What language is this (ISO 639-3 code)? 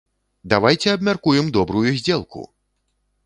bel